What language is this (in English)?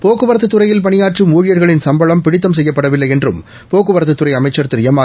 Tamil